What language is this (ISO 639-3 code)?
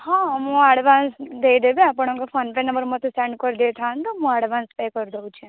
ori